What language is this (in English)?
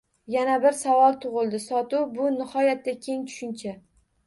Uzbek